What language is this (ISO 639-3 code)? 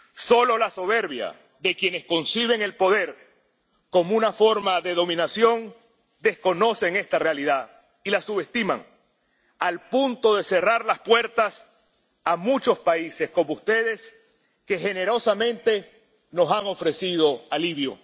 spa